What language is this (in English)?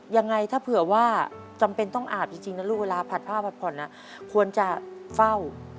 Thai